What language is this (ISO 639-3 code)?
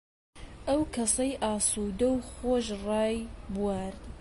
ckb